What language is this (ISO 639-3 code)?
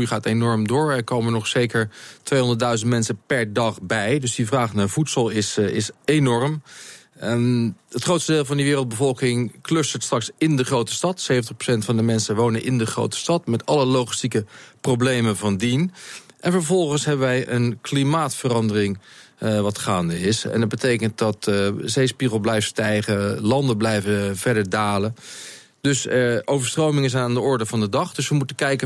nld